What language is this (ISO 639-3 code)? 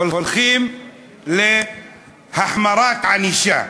heb